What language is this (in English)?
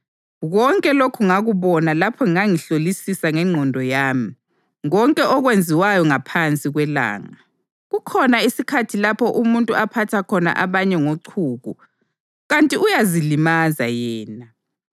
North Ndebele